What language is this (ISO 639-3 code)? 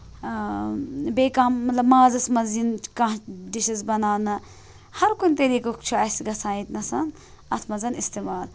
kas